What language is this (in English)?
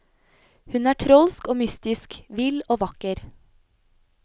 Norwegian